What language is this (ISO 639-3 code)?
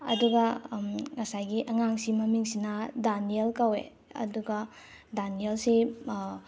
mni